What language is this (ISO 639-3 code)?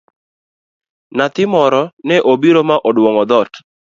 luo